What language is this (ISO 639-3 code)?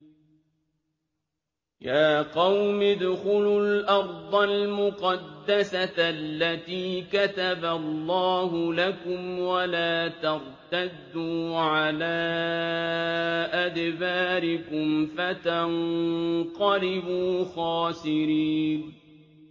ara